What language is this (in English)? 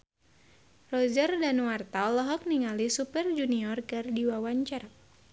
Sundanese